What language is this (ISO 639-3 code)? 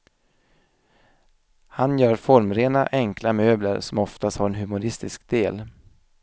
swe